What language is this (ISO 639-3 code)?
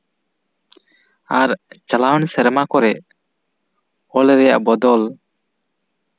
sat